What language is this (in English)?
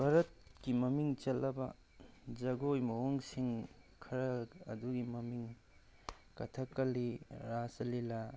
Manipuri